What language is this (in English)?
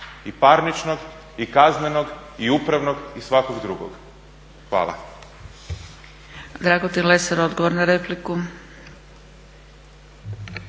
Croatian